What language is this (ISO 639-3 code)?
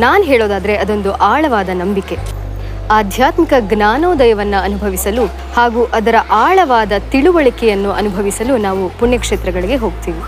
kan